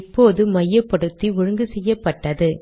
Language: Tamil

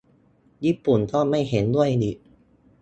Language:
Thai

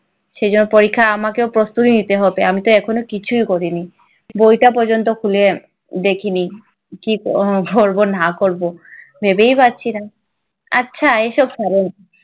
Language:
Bangla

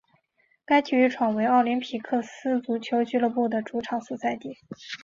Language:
Chinese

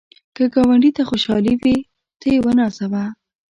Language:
Pashto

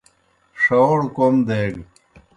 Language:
Kohistani Shina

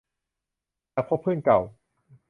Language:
Thai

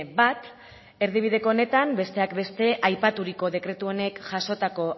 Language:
Basque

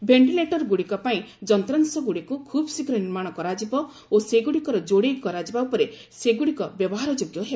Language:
Odia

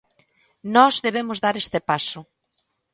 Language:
Galician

